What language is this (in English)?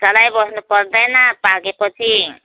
Nepali